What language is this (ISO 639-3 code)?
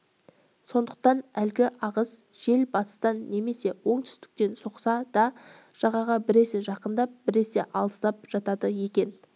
kaz